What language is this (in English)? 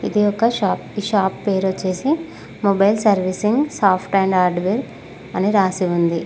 Telugu